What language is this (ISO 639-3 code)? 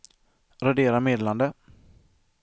swe